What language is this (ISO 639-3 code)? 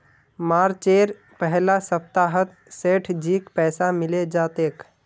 mag